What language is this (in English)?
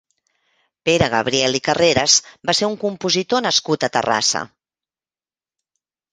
Catalan